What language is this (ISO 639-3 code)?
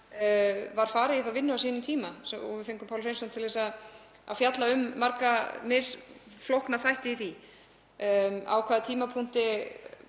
isl